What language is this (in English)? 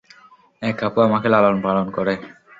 Bangla